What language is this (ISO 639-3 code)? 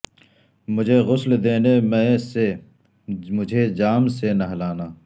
urd